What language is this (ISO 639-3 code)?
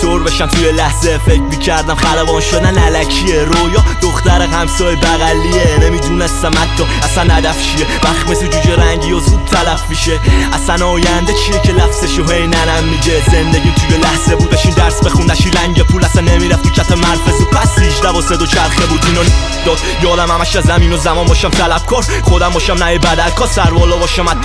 fas